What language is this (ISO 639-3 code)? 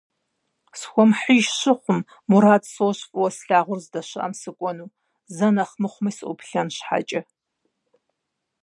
kbd